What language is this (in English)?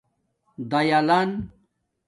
Domaaki